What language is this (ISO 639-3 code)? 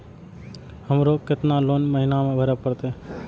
mai